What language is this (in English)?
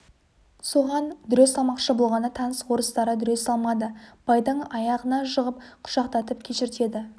Kazakh